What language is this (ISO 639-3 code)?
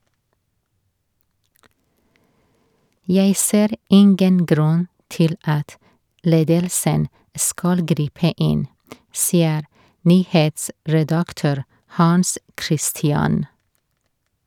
nor